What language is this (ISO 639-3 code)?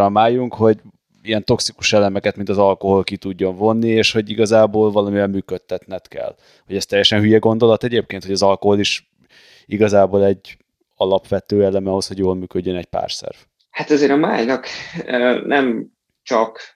hun